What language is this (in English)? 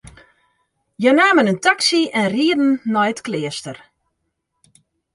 Western Frisian